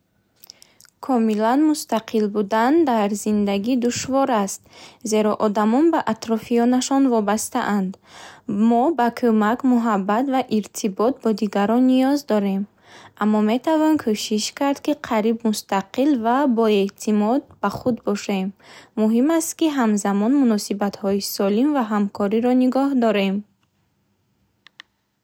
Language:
Bukharic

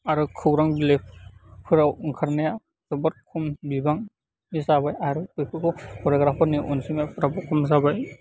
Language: Bodo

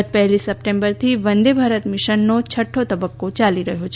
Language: Gujarati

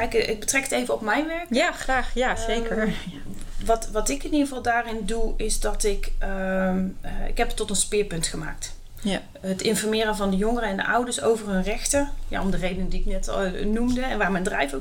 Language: Dutch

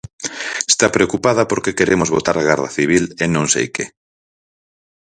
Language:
Galician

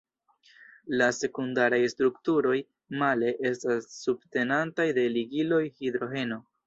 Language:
Esperanto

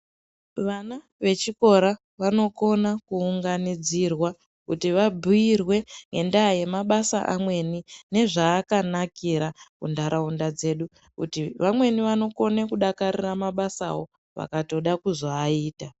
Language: Ndau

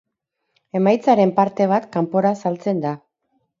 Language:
Basque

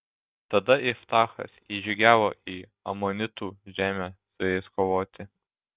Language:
Lithuanian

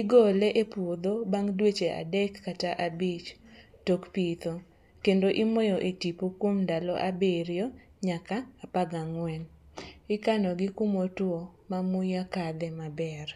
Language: Luo (Kenya and Tanzania)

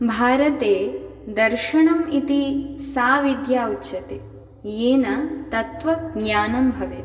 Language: Sanskrit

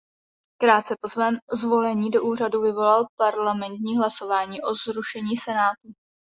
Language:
Czech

